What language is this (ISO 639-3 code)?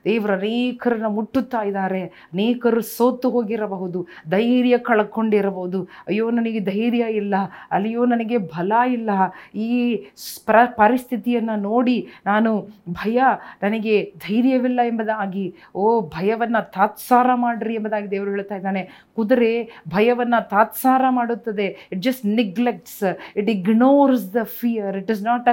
kan